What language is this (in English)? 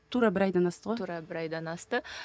Kazakh